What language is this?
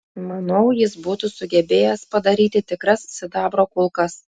Lithuanian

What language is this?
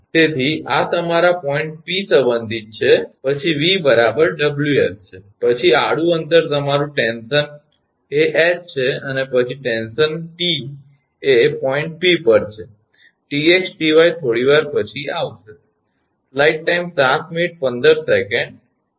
Gujarati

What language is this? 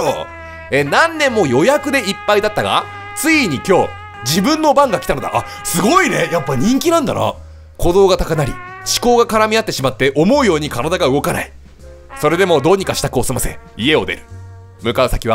Japanese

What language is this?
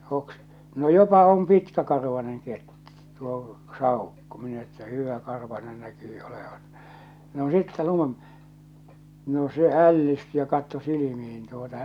Finnish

